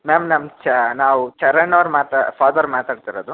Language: Kannada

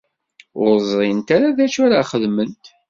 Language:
Kabyle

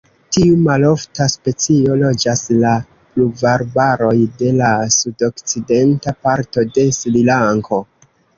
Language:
Esperanto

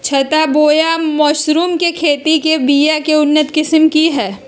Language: Magahi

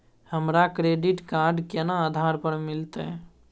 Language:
Maithili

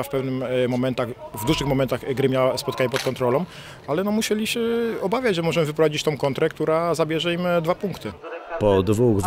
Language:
Polish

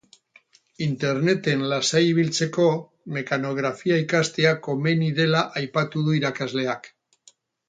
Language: Basque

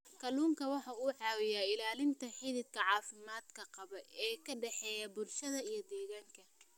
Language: Somali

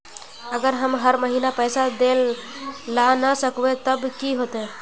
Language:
Magahi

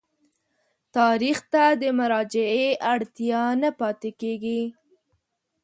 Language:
Pashto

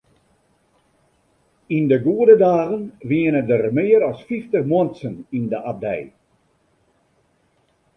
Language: Western Frisian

